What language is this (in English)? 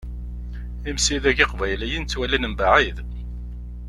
Kabyle